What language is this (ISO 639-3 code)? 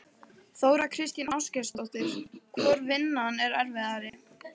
isl